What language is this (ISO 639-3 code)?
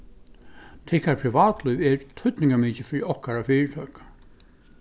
fao